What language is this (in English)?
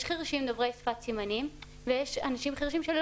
Hebrew